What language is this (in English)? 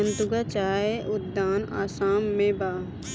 Bhojpuri